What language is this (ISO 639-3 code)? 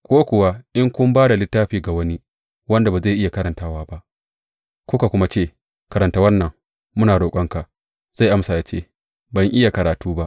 hau